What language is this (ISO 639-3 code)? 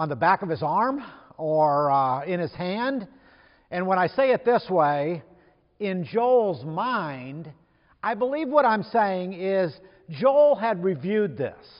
eng